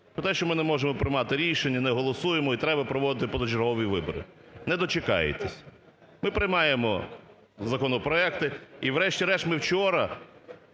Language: Ukrainian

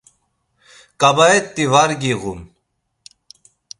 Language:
Laz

